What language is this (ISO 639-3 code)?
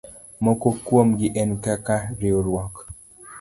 luo